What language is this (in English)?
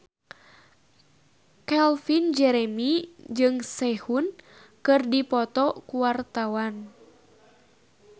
Sundanese